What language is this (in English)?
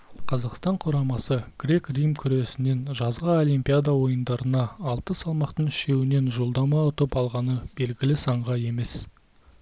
Kazakh